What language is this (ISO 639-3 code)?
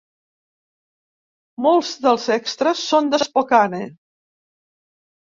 cat